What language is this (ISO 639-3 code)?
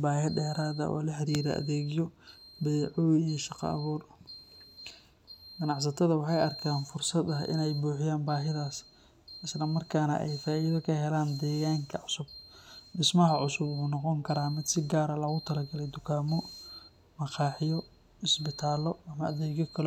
som